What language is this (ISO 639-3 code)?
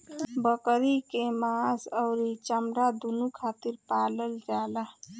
bho